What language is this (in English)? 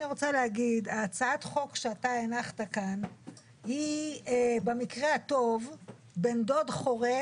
Hebrew